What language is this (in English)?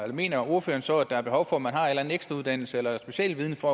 Danish